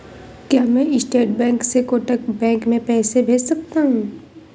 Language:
Hindi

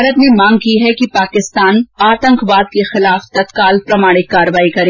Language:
Hindi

